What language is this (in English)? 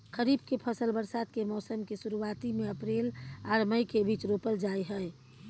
Maithili